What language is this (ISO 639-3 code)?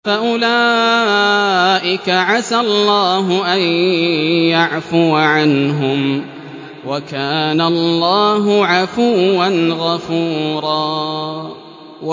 ara